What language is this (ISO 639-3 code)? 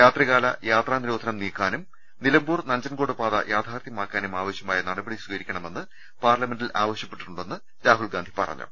mal